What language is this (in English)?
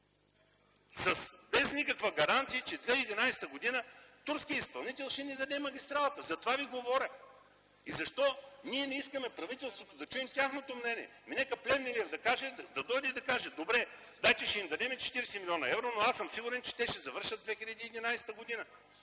Bulgarian